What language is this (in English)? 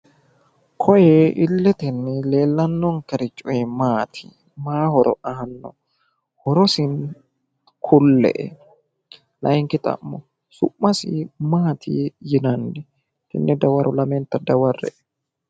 Sidamo